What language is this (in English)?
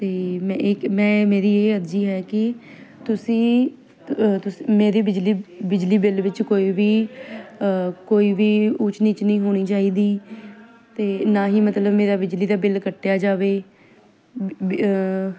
Punjabi